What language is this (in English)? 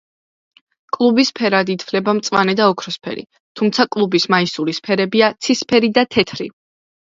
Georgian